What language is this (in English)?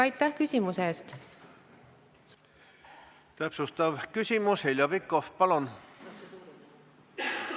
Estonian